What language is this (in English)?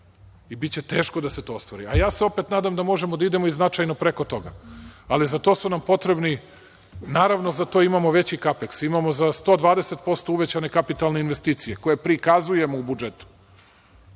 Serbian